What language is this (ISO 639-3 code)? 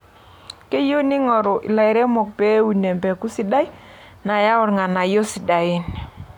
mas